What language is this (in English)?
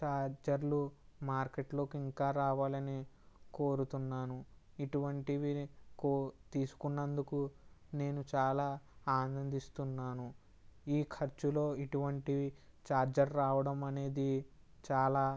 Telugu